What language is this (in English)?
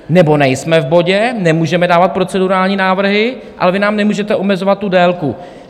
Czech